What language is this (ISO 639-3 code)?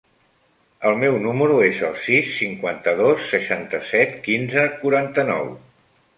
cat